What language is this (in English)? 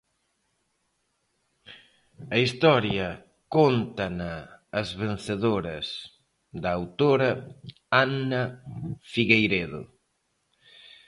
Galician